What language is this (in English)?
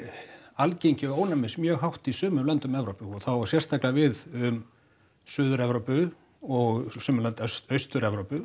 Icelandic